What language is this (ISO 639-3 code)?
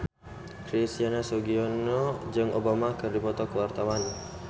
sun